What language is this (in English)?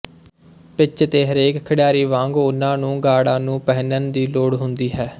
Punjabi